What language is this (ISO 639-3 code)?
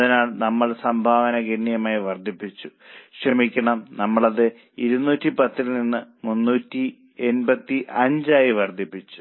mal